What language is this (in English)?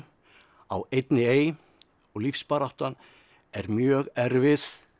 Icelandic